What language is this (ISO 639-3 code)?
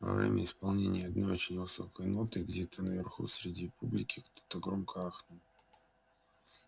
rus